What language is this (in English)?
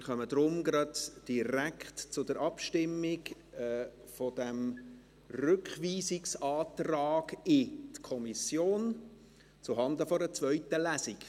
Swiss German